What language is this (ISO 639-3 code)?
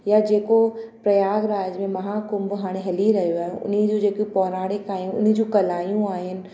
snd